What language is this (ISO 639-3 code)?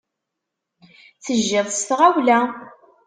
kab